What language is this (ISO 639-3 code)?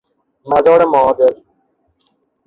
fas